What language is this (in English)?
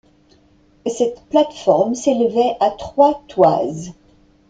French